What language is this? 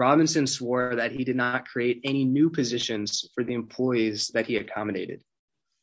English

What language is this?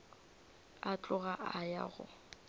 Northern Sotho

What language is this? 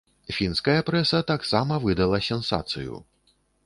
Belarusian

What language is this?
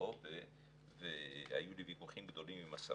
Hebrew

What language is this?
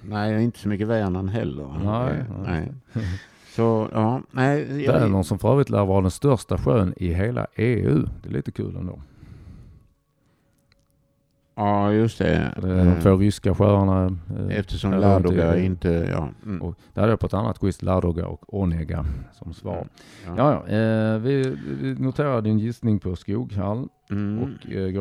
Swedish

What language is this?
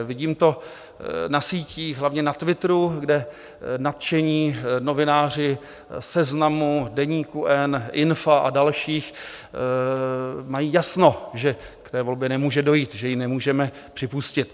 Czech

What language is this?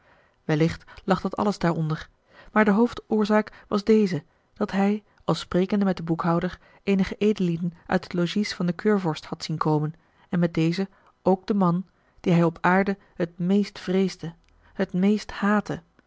Dutch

